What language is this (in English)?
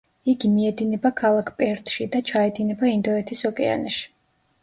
Georgian